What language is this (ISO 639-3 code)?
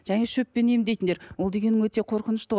kaz